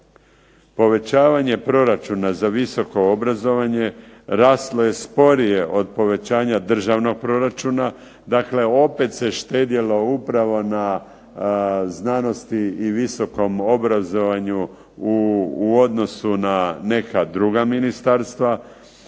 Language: Croatian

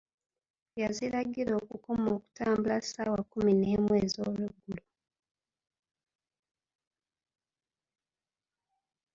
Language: Ganda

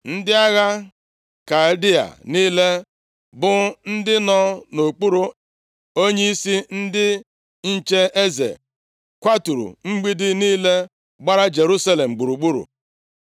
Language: Igbo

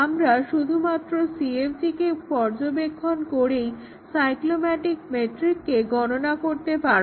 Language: Bangla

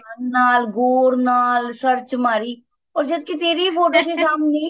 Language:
Punjabi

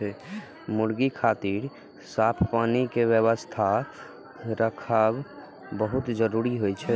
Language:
Maithili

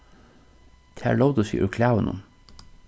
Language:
Faroese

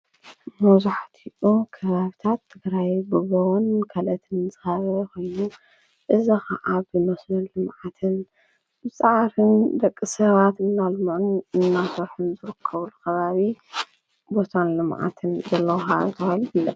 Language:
Tigrinya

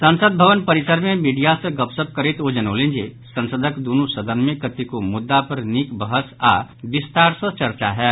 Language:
Maithili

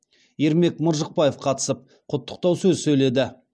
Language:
Kazakh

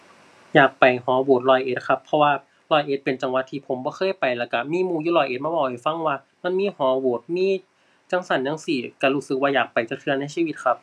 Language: Thai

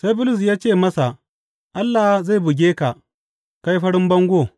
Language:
Hausa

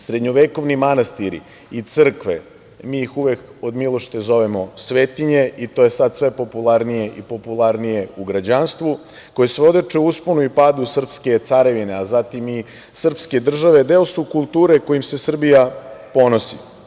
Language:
Serbian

